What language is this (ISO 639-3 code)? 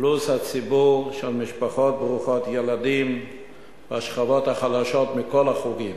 heb